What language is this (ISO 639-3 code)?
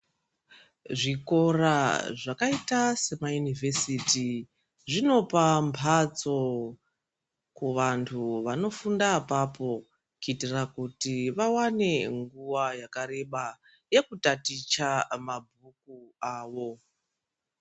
ndc